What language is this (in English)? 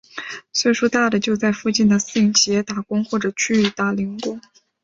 Chinese